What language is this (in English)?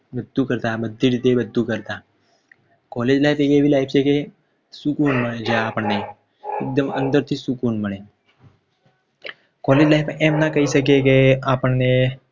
Gujarati